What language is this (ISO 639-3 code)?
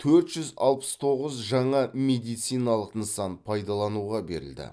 kaz